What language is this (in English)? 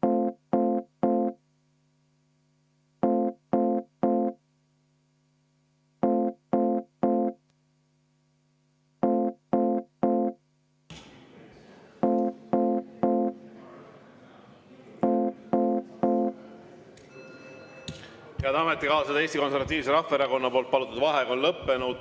Estonian